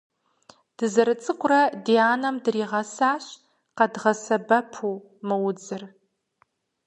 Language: Kabardian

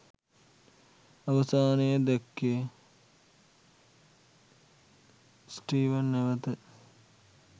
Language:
Sinhala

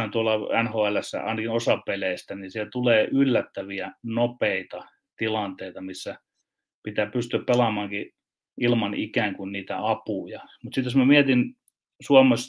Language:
Finnish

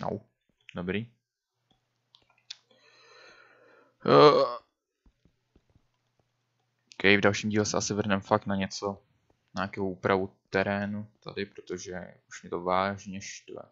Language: Czech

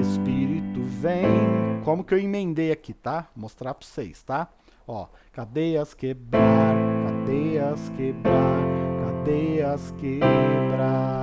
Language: Portuguese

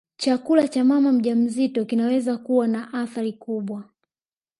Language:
Swahili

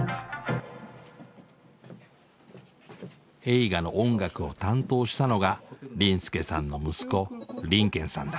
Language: Japanese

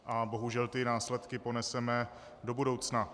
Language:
Czech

